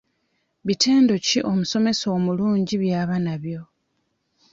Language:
Ganda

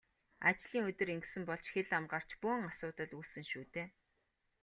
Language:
Mongolian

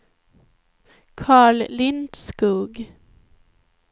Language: Swedish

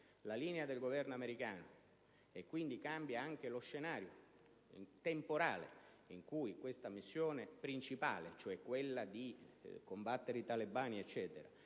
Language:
Italian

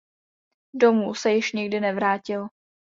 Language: Czech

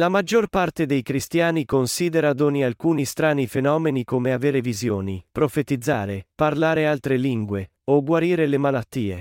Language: Italian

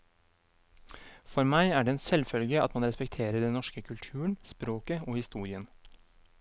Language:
Norwegian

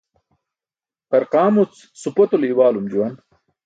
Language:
Burushaski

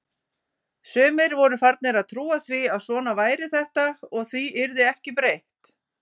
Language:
Icelandic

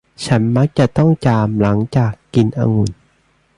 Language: Thai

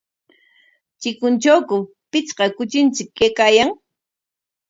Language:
Corongo Ancash Quechua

